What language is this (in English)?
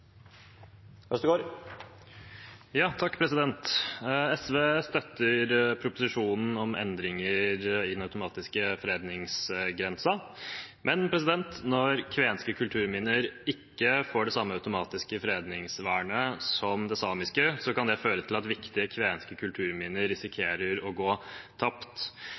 Norwegian Bokmål